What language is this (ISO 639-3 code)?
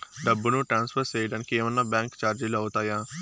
tel